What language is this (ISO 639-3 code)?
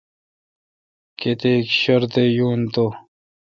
xka